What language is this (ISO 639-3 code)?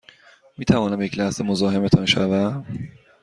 fas